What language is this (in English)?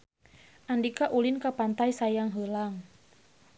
Sundanese